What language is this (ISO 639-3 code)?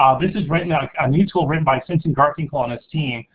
eng